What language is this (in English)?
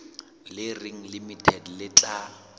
Southern Sotho